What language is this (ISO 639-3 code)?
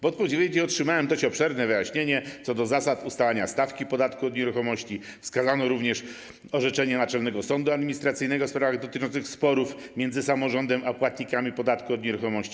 pol